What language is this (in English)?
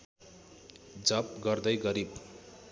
Nepali